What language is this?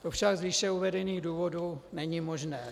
Czech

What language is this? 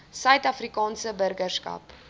Afrikaans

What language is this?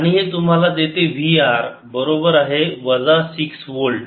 Marathi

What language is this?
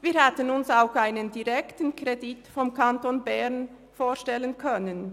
Swiss German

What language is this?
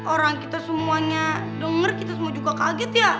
Indonesian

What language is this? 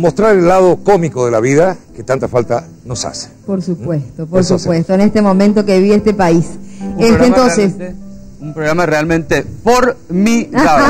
Spanish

